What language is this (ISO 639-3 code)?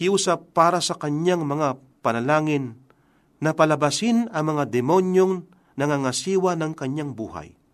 fil